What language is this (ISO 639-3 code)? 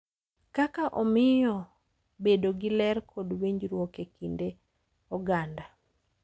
luo